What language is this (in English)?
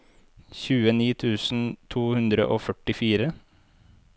Norwegian